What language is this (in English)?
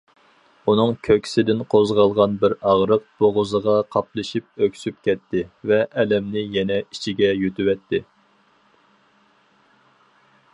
Uyghur